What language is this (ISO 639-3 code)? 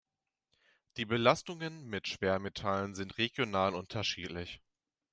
deu